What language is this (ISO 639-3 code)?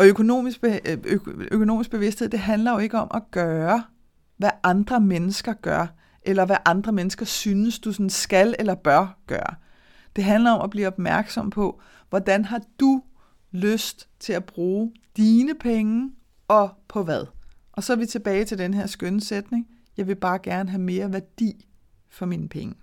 dan